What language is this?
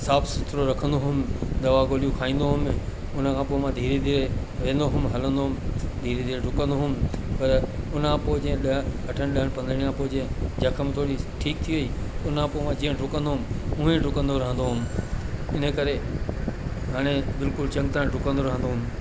Sindhi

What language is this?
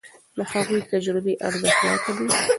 Pashto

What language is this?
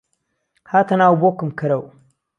Central Kurdish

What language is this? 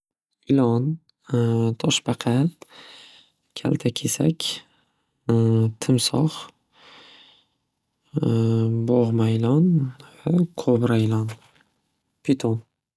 Uzbek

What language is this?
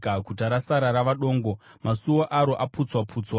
Shona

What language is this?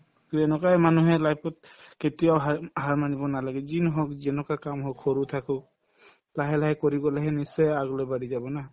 Assamese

